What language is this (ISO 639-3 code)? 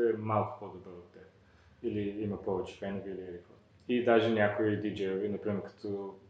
bul